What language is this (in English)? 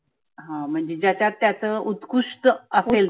Marathi